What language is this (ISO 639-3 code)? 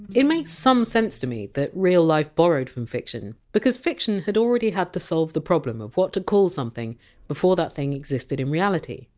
eng